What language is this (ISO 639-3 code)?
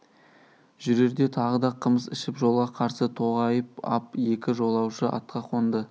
kaz